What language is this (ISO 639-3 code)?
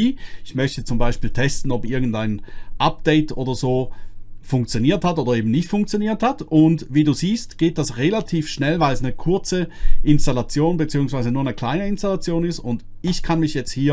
deu